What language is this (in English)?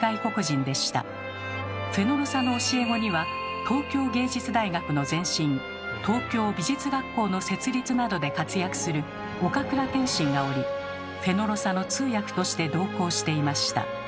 Japanese